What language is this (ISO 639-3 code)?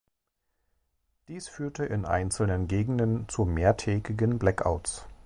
deu